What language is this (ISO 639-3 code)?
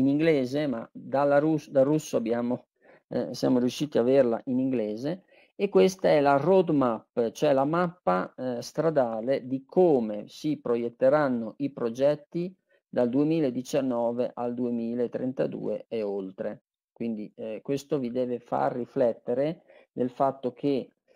ita